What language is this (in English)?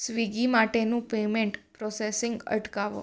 Gujarati